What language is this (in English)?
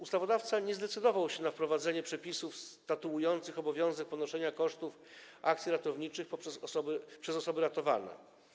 Polish